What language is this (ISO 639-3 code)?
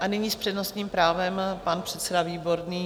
ces